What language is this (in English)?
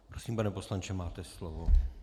Czech